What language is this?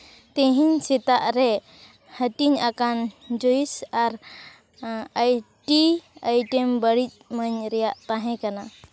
Santali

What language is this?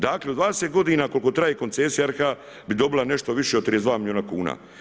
Croatian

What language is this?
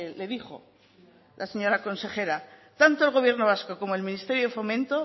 Spanish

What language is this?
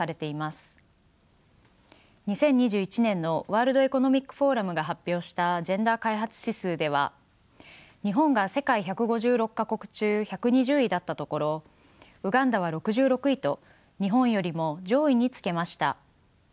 Japanese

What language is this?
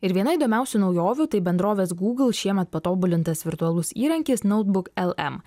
Lithuanian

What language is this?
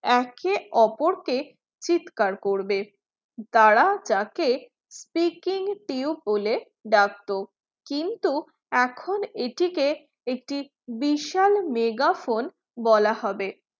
Bangla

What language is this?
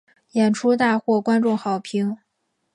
Chinese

